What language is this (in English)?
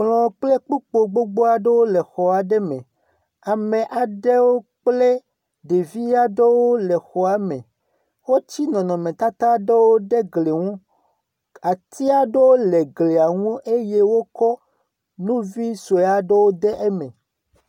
Ewe